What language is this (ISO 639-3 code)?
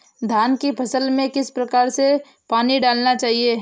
hin